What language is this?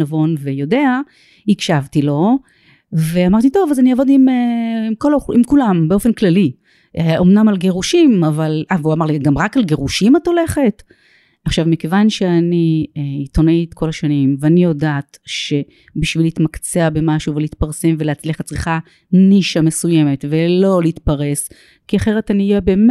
Hebrew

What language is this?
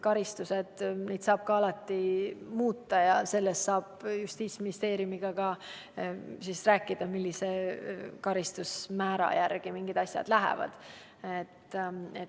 Estonian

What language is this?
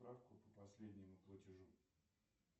Russian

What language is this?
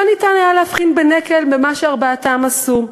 Hebrew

